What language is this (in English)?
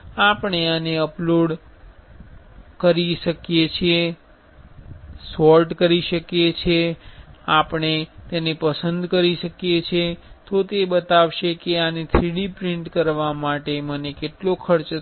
Gujarati